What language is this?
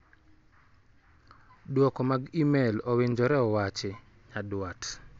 Luo (Kenya and Tanzania)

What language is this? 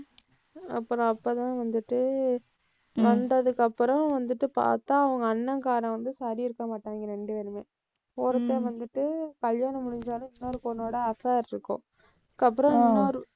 Tamil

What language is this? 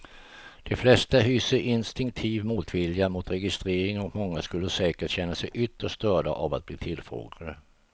Swedish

